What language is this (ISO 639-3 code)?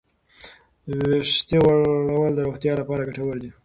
pus